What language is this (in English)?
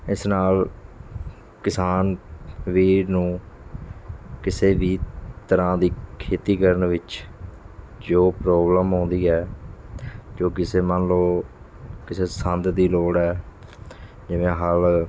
Punjabi